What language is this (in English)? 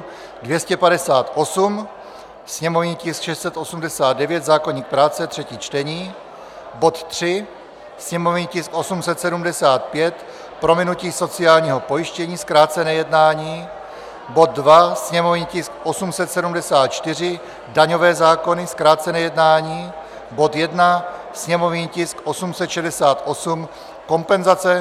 Czech